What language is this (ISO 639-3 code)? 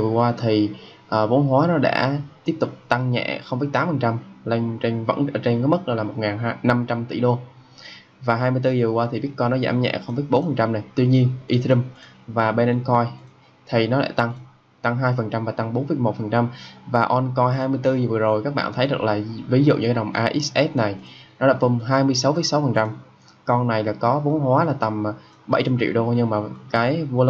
vie